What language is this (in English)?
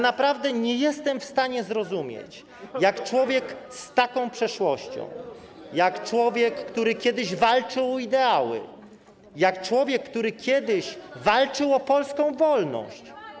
Polish